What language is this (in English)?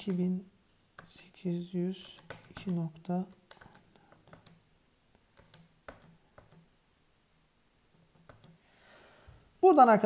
Turkish